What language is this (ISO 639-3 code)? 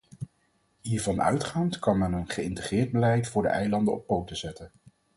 nld